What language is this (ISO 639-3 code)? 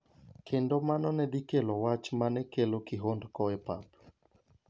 luo